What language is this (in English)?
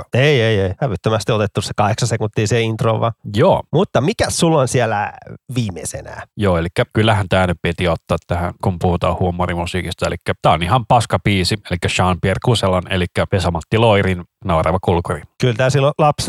Finnish